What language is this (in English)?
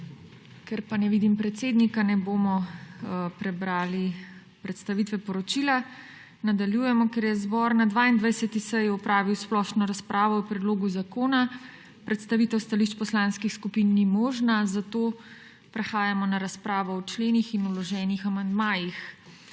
Slovenian